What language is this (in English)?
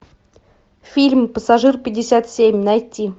Russian